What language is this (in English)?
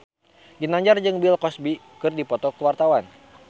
Sundanese